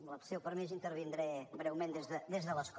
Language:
Catalan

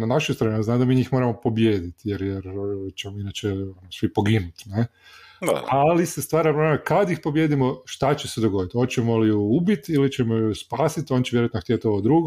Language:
Croatian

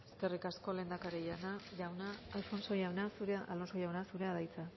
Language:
Basque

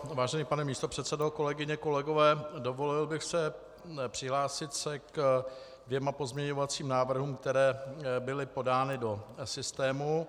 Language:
Czech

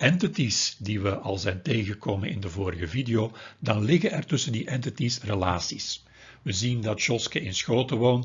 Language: Dutch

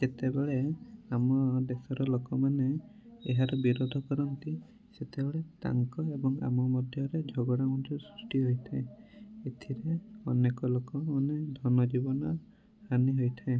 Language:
Odia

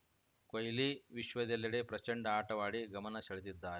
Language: Kannada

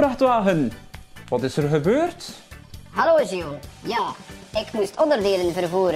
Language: Dutch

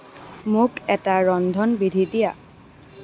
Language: Assamese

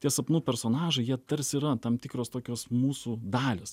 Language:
Lithuanian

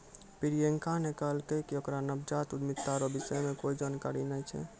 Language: Maithili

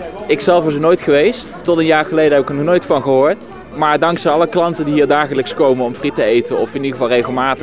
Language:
Dutch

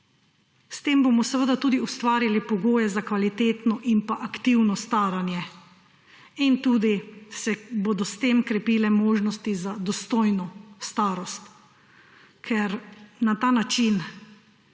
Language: Slovenian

